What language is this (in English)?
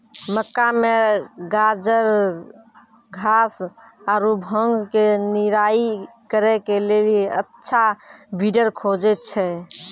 Maithili